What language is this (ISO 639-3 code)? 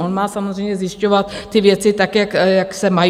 ces